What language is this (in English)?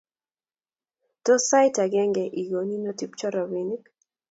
Kalenjin